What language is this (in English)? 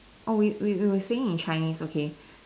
English